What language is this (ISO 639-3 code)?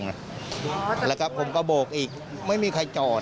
tha